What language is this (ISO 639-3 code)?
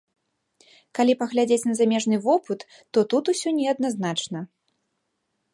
bel